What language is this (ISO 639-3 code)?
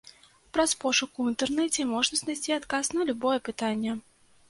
bel